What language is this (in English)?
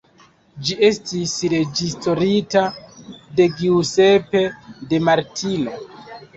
Esperanto